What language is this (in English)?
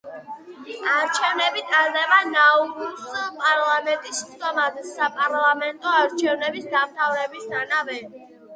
Georgian